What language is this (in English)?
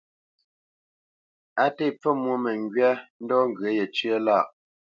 Bamenyam